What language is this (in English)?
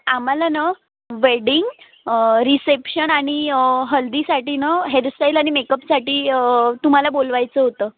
Marathi